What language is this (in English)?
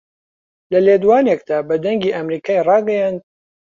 Central Kurdish